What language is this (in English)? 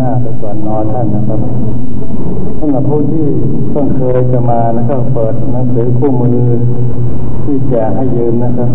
Thai